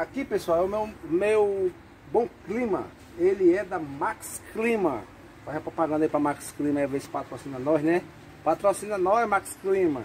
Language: Portuguese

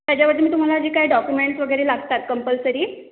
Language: Marathi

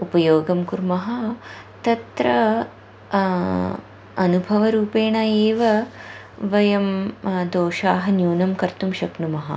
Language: Sanskrit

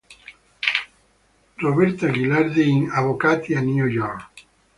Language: Italian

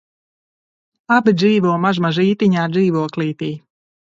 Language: Latvian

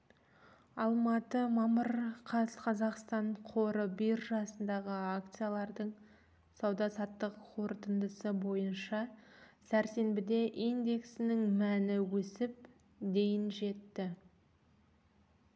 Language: Kazakh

